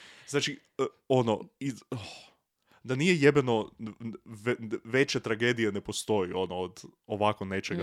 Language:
Croatian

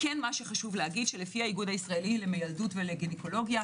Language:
Hebrew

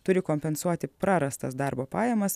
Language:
Lithuanian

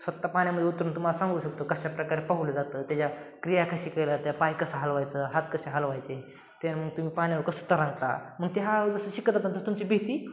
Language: Marathi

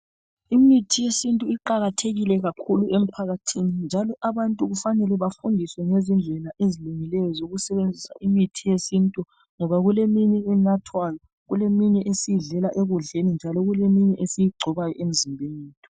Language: North Ndebele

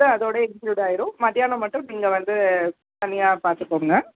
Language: Tamil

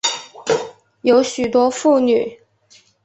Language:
Chinese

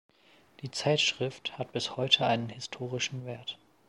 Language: German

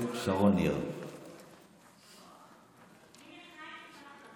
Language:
Hebrew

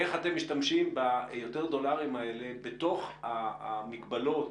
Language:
Hebrew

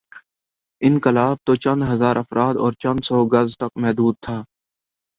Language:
Urdu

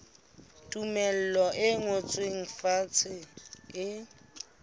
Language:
Southern Sotho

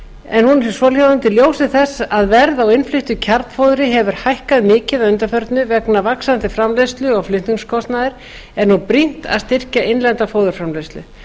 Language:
Icelandic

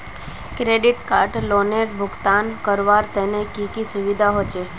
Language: Magahi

